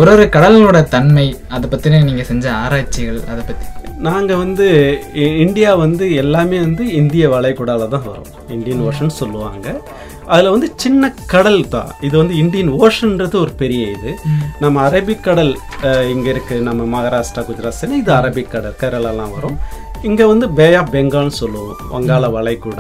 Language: Tamil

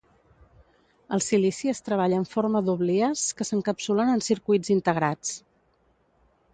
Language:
Catalan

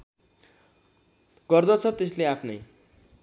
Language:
Nepali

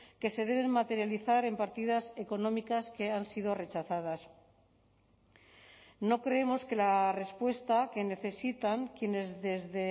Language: Spanish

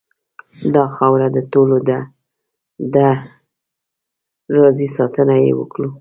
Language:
Pashto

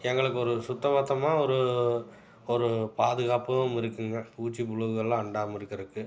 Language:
Tamil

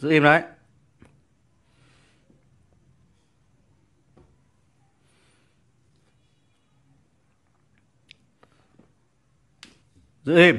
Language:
Vietnamese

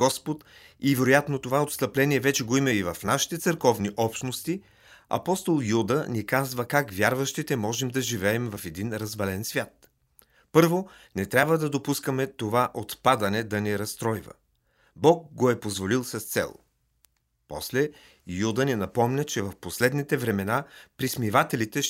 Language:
Bulgarian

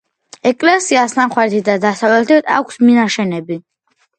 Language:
Georgian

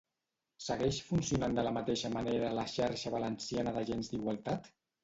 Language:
Catalan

